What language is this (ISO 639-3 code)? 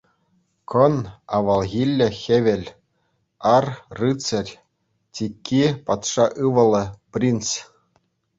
chv